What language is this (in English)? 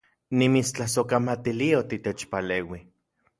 Central Puebla Nahuatl